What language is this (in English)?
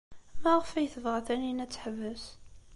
Kabyle